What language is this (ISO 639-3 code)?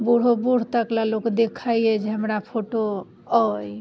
mai